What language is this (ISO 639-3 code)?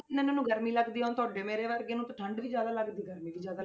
pan